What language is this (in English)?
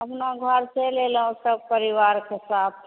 Maithili